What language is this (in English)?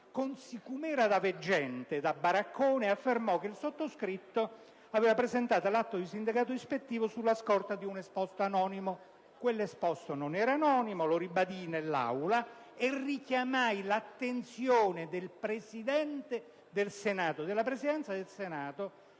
Italian